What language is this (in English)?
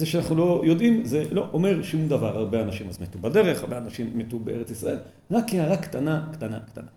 Hebrew